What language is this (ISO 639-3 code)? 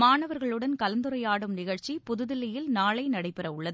tam